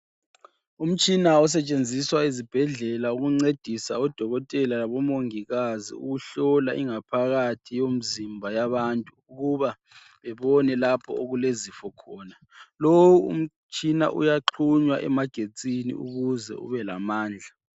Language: North Ndebele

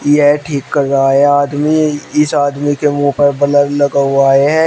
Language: Hindi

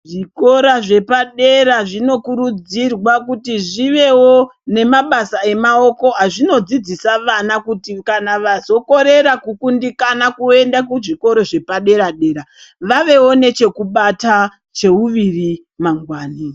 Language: Ndau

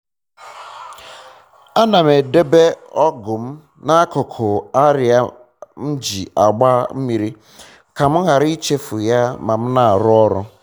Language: Igbo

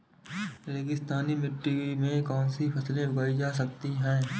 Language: Hindi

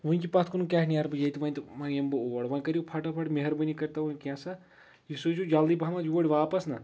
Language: Kashmiri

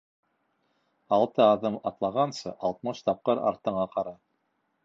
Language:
Bashkir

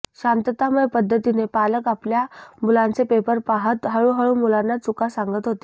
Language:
Marathi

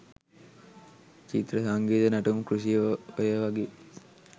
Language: Sinhala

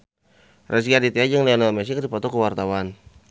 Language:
Sundanese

